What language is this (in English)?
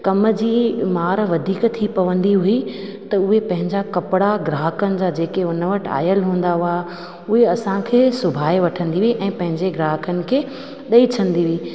Sindhi